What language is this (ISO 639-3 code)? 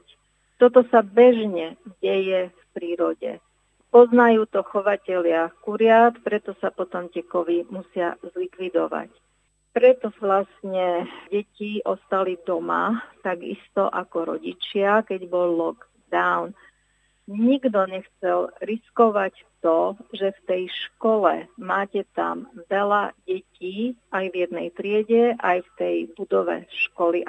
slk